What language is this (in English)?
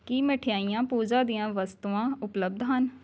Punjabi